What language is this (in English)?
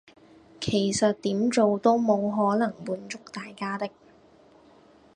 Cantonese